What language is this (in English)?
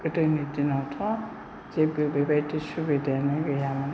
Bodo